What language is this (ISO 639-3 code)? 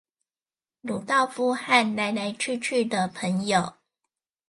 zho